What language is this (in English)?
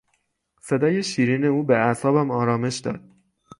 Persian